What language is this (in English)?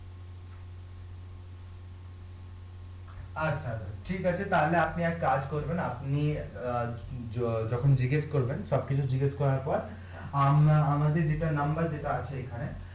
Bangla